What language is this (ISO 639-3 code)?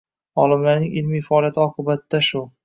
uzb